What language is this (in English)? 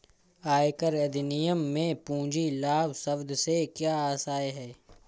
Hindi